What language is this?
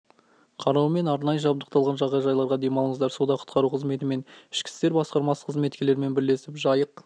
Kazakh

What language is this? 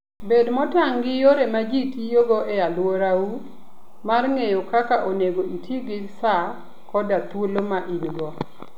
Luo (Kenya and Tanzania)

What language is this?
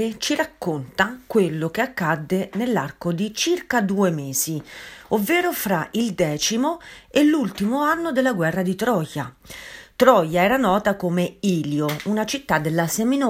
Italian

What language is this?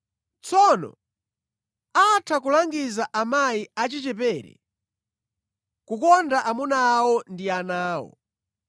Nyanja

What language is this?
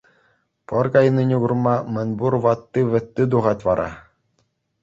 Chuvash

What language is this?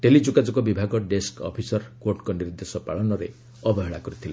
Odia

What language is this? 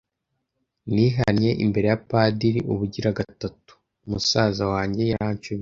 Kinyarwanda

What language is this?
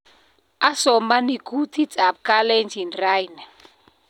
Kalenjin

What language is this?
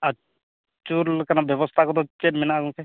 Santali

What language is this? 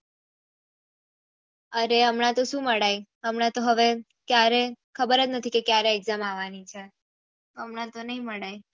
Gujarati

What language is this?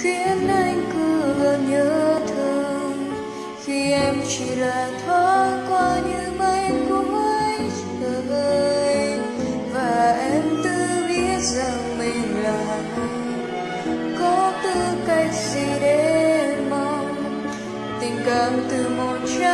Vietnamese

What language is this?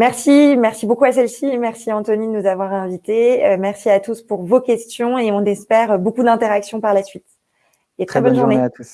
French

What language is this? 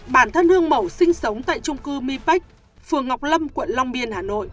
Vietnamese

